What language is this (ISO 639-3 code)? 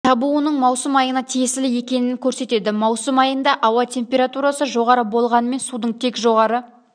kaz